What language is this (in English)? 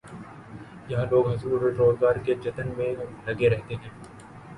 Urdu